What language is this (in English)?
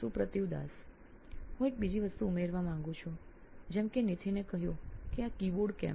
Gujarati